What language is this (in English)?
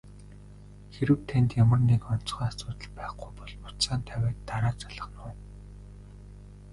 Mongolian